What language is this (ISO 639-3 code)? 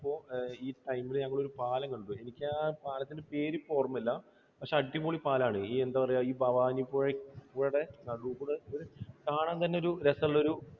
mal